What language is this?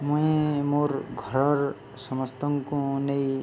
Odia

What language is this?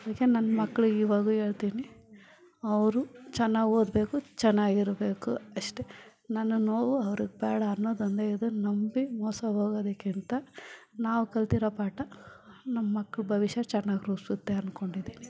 Kannada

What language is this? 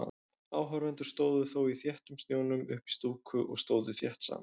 Icelandic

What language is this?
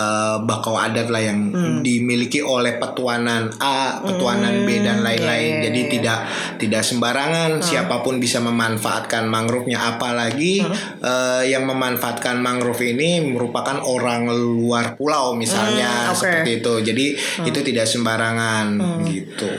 Indonesian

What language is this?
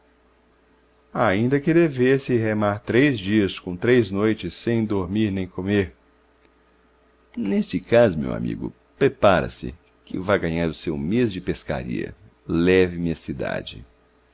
Portuguese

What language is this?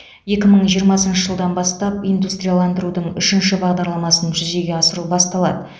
Kazakh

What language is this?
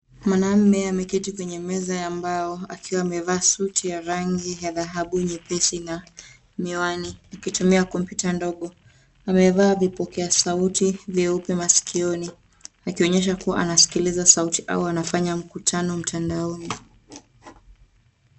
Swahili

